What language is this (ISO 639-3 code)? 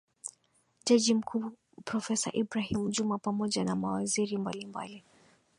swa